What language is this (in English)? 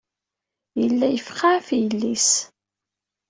Kabyle